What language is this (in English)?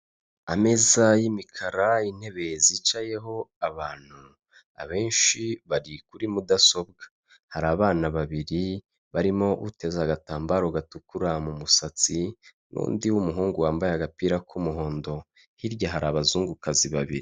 Kinyarwanda